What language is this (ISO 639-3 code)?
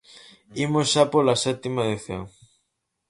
glg